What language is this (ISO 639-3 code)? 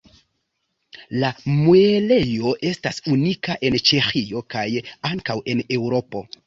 epo